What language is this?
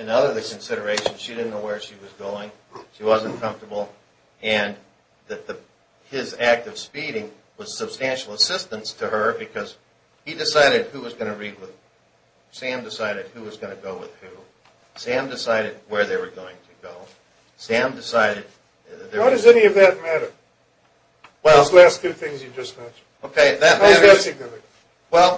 English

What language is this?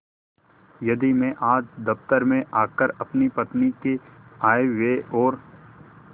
Hindi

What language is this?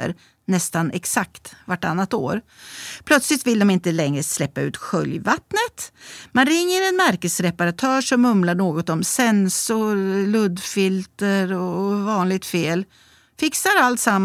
Swedish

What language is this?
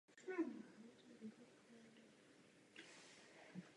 Czech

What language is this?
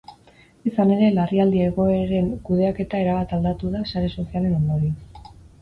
Basque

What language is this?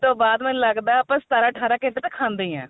Punjabi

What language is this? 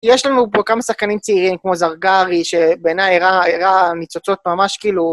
Hebrew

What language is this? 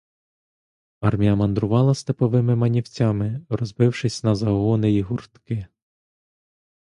Ukrainian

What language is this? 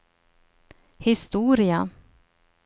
Swedish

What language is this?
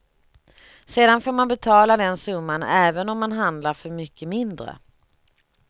Swedish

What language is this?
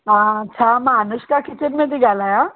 Sindhi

